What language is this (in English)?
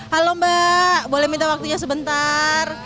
Indonesian